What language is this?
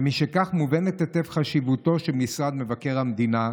Hebrew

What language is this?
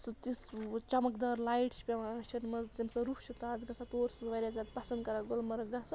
Kashmiri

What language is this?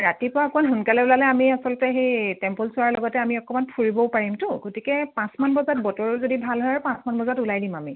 Assamese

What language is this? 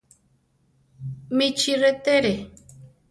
Central Tarahumara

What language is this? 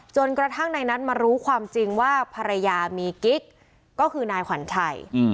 Thai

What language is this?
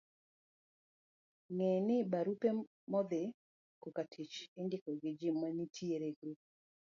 Luo (Kenya and Tanzania)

